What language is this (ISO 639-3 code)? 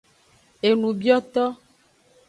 ajg